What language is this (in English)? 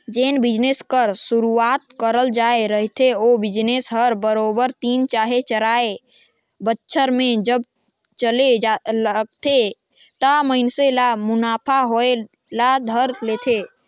Chhattisgarhi